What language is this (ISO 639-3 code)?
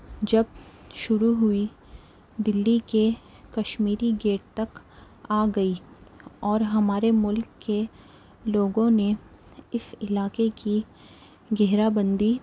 urd